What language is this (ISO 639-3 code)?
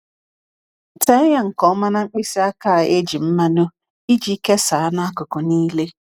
ibo